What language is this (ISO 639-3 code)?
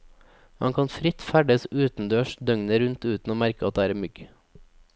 nor